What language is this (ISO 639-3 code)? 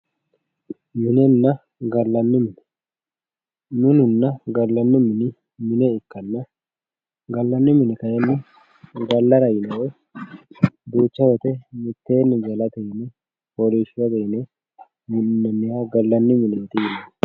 sid